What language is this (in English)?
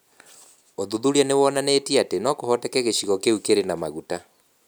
Kikuyu